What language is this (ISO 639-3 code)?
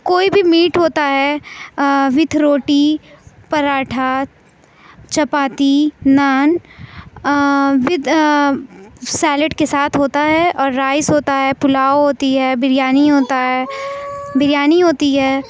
urd